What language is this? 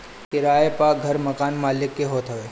Bhojpuri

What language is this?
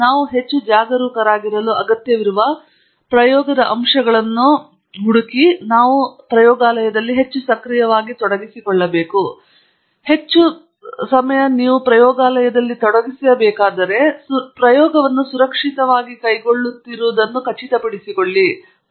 Kannada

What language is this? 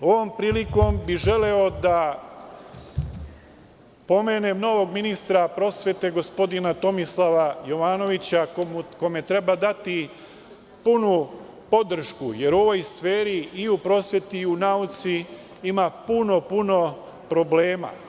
Serbian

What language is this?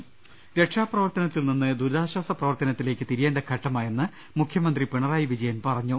Malayalam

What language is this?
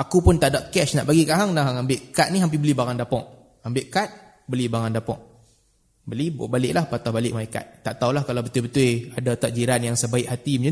Malay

